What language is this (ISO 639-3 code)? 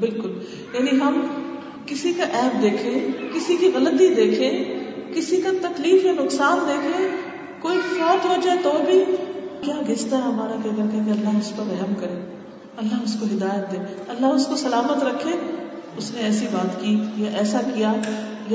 urd